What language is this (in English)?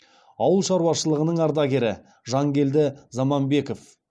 Kazakh